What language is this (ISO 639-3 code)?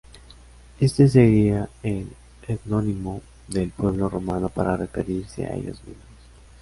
spa